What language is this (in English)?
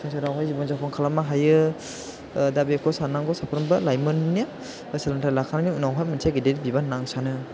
Bodo